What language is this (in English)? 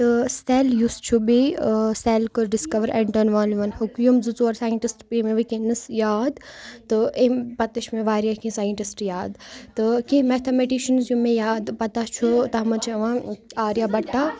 Kashmiri